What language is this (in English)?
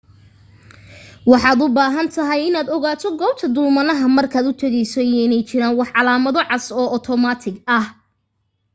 Somali